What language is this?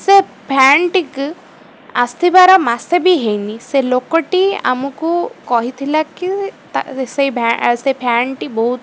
Odia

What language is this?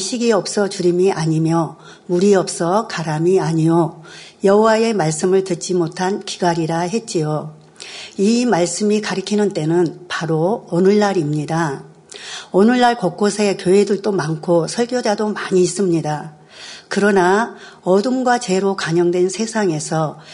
Korean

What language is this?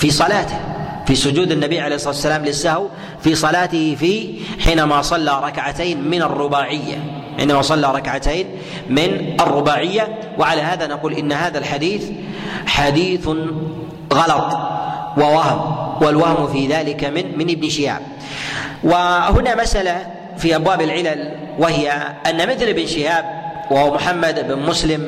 Arabic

